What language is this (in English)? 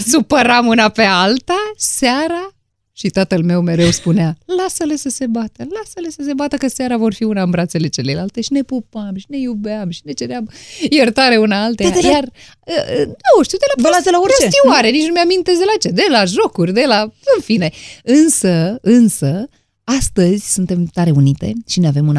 Romanian